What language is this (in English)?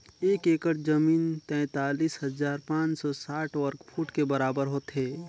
Chhattisgarhi